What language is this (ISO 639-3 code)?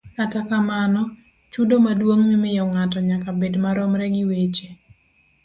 luo